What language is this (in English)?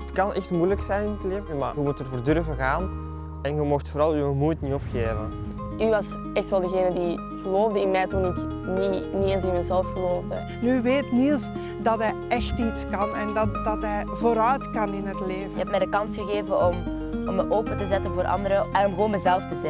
Dutch